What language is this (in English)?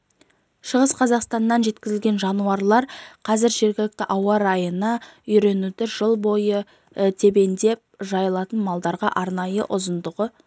Kazakh